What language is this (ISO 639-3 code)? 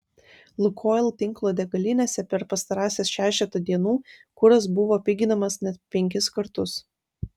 lit